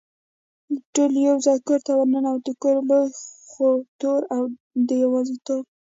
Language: Pashto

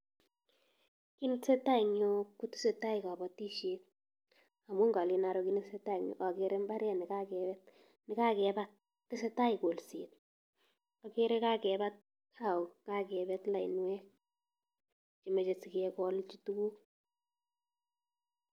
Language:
Kalenjin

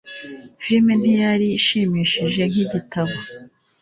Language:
Kinyarwanda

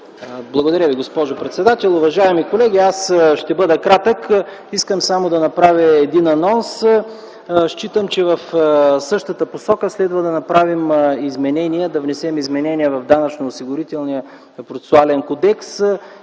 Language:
Bulgarian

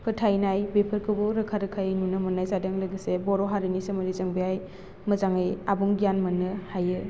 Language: Bodo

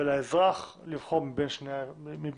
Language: Hebrew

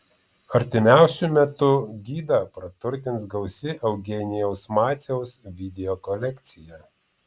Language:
Lithuanian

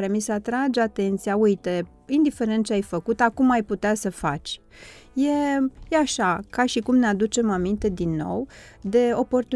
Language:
Romanian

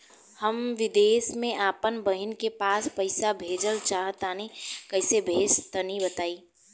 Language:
Bhojpuri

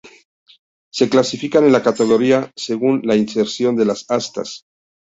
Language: Spanish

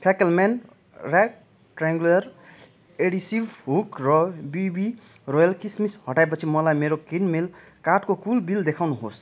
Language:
Nepali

